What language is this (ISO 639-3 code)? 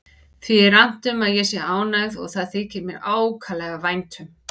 isl